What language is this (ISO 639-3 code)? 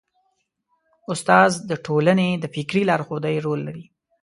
pus